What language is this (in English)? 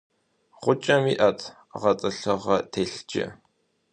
Kabardian